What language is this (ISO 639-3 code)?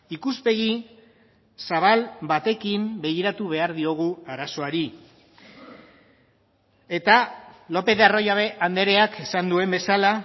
eus